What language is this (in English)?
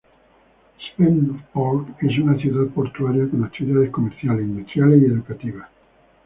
Spanish